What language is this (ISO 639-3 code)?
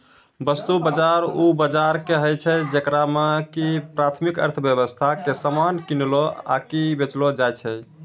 mai